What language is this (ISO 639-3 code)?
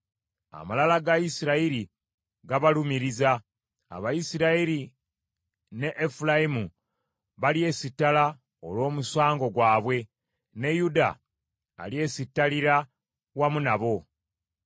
lug